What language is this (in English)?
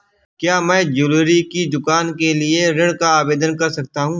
Hindi